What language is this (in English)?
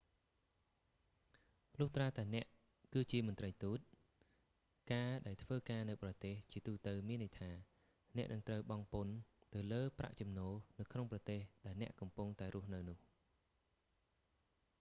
Khmer